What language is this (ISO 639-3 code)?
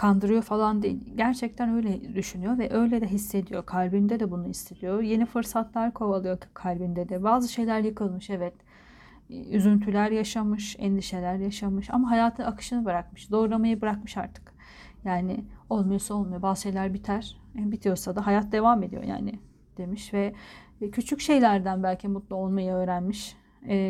tur